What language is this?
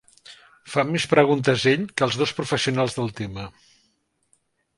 Catalan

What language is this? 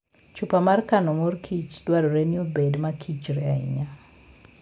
Luo (Kenya and Tanzania)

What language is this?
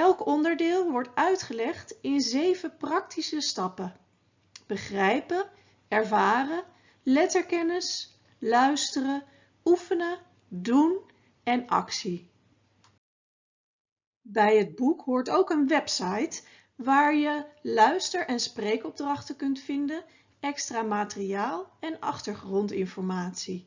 Dutch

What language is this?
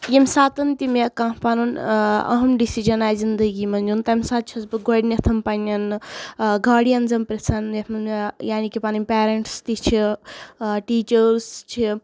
Kashmiri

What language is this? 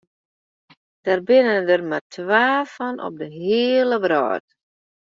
Western Frisian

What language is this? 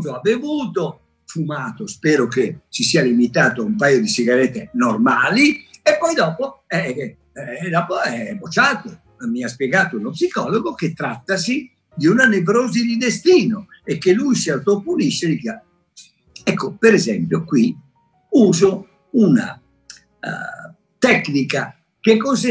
Italian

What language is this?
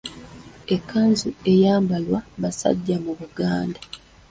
Ganda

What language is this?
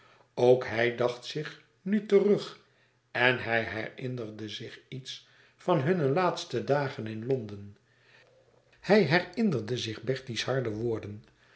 Dutch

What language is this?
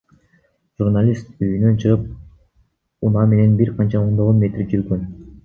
Kyrgyz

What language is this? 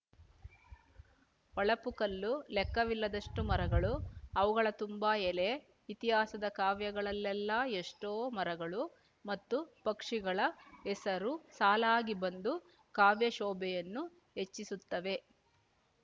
Kannada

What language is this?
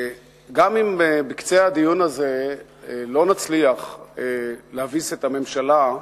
Hebrew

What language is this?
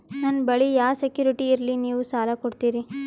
Kannada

